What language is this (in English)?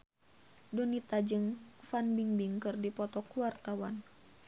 Sundanese